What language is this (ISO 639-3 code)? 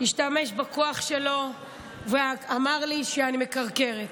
heb